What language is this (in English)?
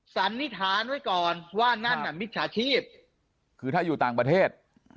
Thai